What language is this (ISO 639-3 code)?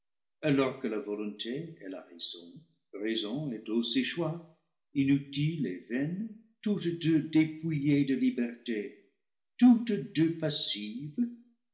fra